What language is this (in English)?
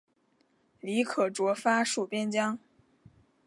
Chinese